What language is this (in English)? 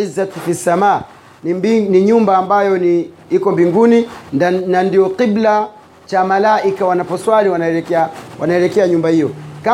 Swahili